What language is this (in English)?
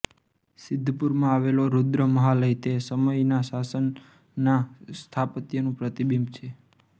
Gujarati